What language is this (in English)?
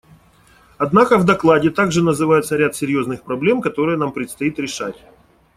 Russian